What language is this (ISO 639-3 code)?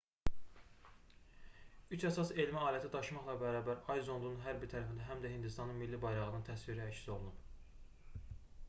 aze